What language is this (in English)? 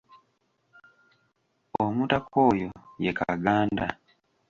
Ganda